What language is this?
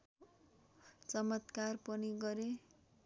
Nepali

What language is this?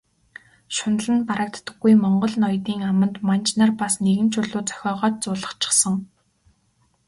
Mongolian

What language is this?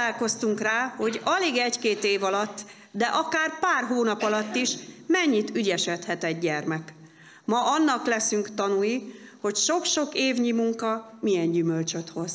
Hungarian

